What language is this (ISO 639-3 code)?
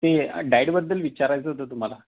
mar